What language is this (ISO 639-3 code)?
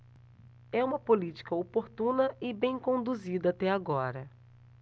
por